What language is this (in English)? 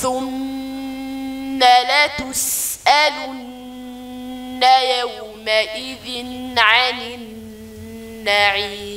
Arabic